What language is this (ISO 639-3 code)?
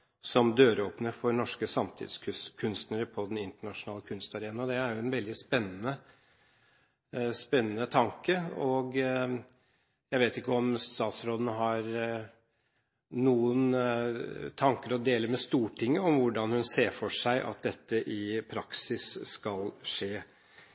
nob